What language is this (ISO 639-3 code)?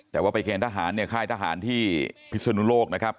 tha